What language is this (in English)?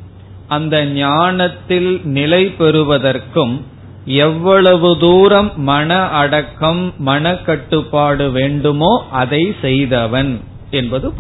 Tamil